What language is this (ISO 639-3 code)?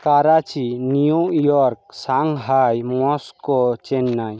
ben